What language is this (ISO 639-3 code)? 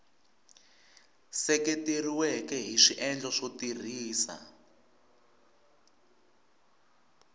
tso